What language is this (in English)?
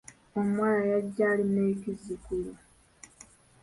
Ganda